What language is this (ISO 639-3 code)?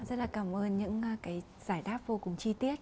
vie